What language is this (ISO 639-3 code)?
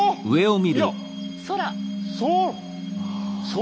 jpn